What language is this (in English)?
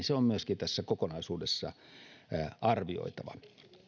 Finnish